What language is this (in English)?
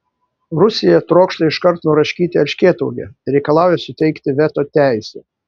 Lithuanian